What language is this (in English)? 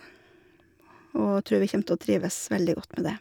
Norwegian